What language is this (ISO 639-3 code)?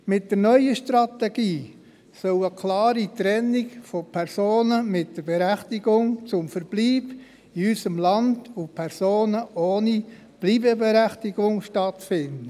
gsw